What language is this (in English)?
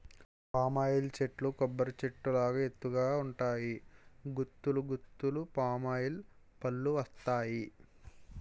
Telugu